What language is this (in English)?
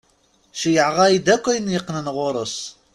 Kabyle